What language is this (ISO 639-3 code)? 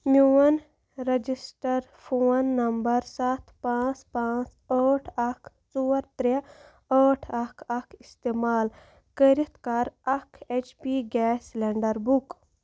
kas